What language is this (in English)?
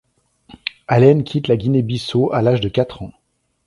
French